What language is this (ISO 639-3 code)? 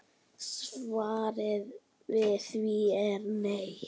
isl